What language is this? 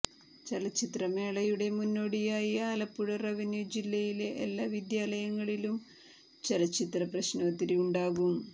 Malayalam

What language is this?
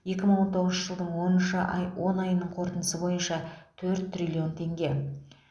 Kazakh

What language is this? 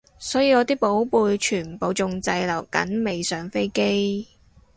Cantonese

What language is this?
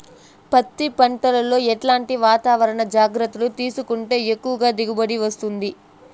Telugu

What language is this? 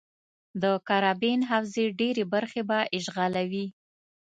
Pashto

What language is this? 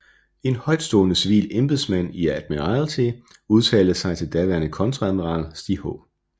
Danish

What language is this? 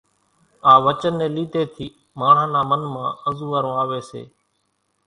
Kachi Koli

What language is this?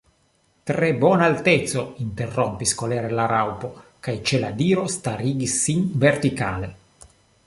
Esperanto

